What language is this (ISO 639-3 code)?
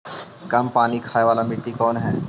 mag